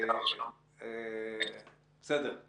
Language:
Hebrew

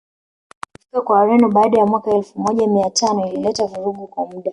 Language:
Swahili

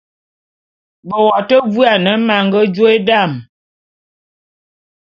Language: Bulu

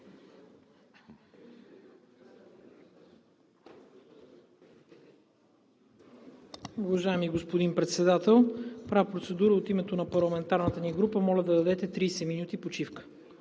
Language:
Bulgarian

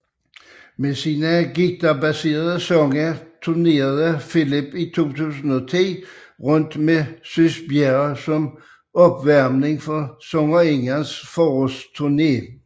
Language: Danish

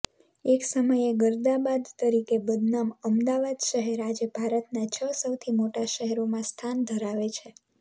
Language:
Gujarati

